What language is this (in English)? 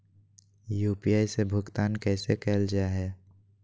Magahi